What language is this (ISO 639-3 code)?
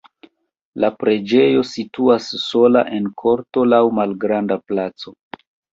epo